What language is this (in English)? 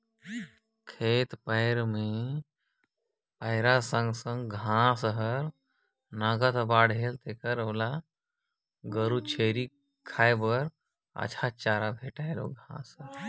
Chhattisgarhi